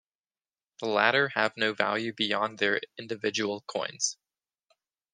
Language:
English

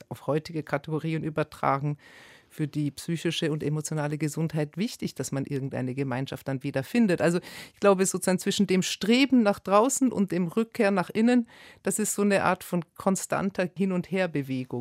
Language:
German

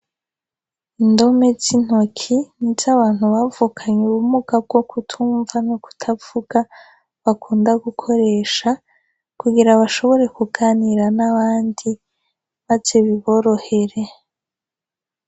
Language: Rundi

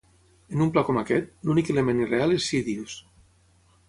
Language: Catalan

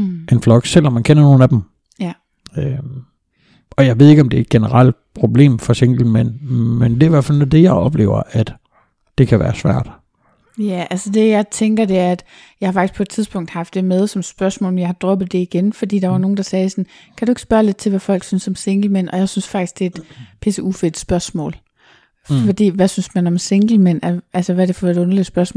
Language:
Danish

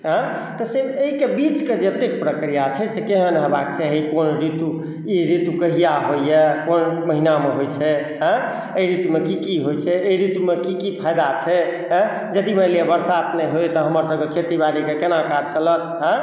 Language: Maithili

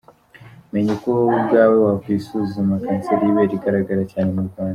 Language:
Kinyarwanda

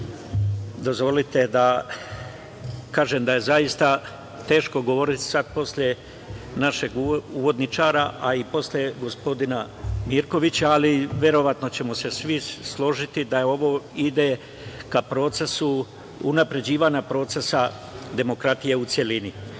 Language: Serbian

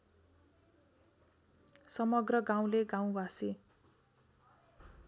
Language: Nepali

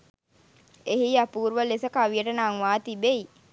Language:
Sinhala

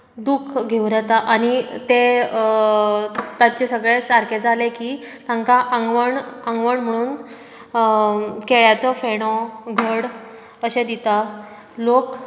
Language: Konkani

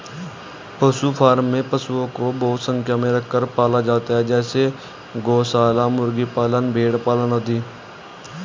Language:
Hindi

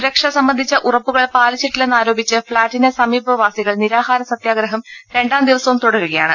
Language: Malayalam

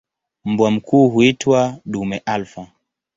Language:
Swahili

